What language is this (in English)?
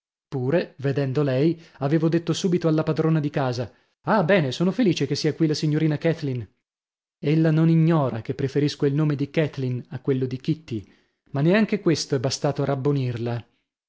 Italian